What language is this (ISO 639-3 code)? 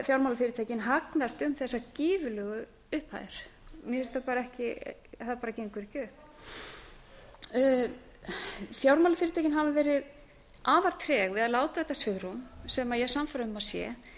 isl